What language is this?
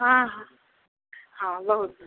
Maithili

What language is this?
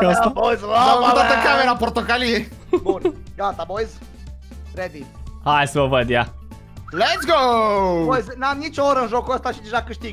Romanian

